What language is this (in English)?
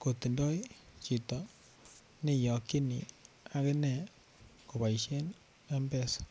Kalenjin